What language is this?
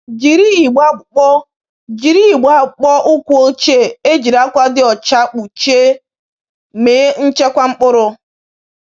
Igbo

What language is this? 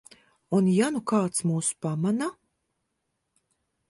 Latvian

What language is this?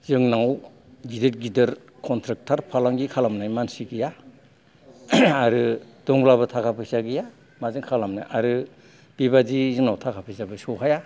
Bodo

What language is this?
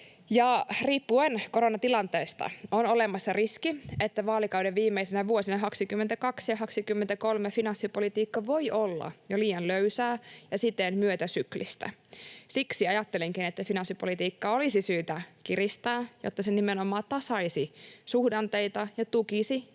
Finnish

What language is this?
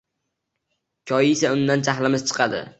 Uzbek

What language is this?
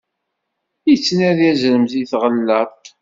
Kabyle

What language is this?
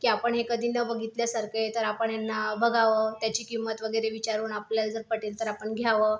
Marathi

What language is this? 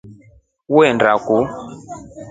Rombo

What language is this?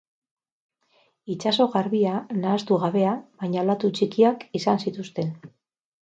Basque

